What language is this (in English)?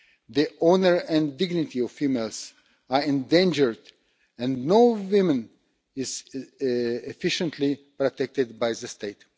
English